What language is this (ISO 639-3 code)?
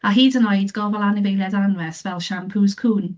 cym